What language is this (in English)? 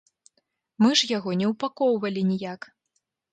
Belarusian